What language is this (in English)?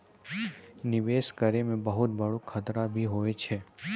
Maithili